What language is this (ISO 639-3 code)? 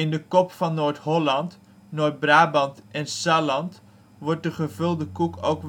nld